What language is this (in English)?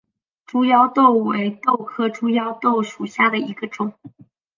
Chinese